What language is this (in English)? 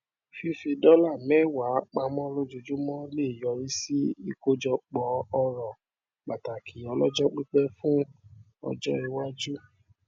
Yoruba